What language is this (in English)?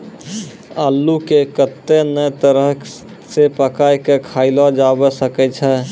Maithili